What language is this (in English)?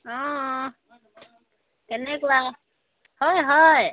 Assamese